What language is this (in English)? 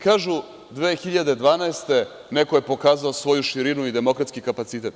Serbian